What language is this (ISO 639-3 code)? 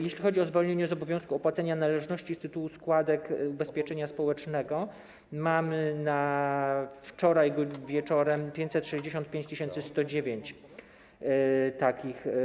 pol